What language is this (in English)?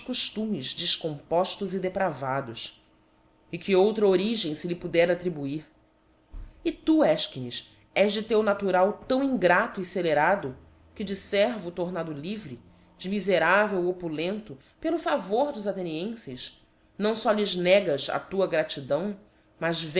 Portuguese